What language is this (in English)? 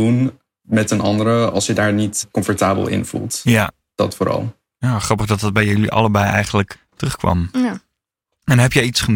Dutch